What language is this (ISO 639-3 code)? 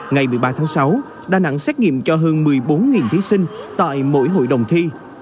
vie